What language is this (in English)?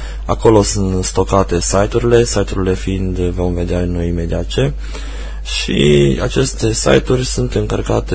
Romanian